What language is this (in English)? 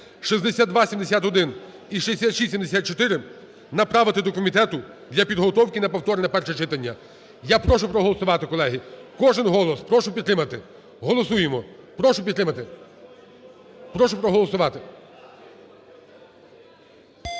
Ukrainian